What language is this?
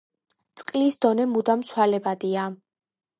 Georgian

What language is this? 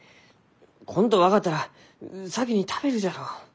Japanese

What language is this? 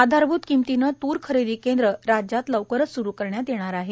Marathi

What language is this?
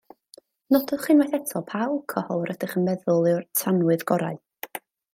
Welsh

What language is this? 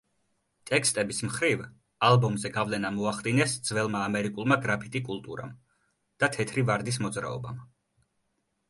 Georgian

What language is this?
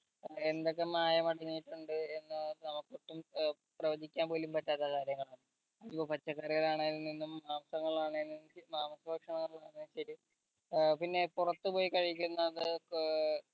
Malayalam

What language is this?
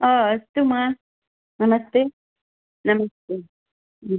Sanskrit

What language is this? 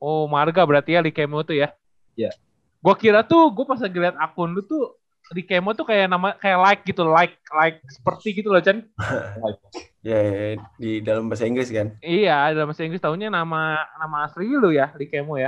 Indonesian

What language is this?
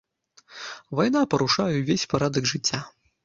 Belarusian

